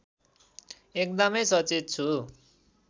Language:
Nepali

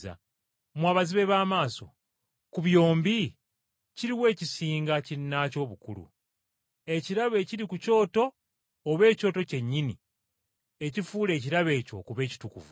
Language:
Ganda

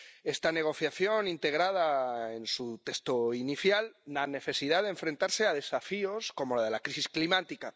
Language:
Spanish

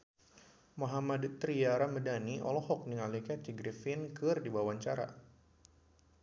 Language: Sundanese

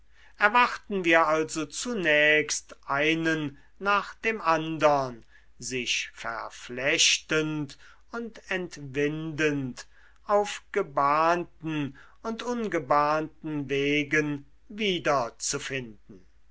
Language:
German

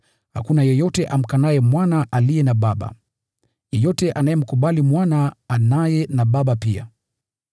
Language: Swahili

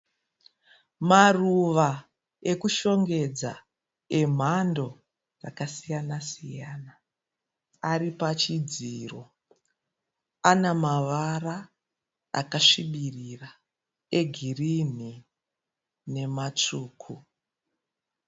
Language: Shona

